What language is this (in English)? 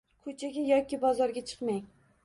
Uzbek